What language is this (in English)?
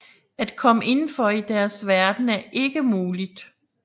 Danish